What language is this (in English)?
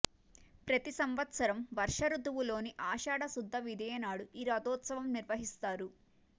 Telugu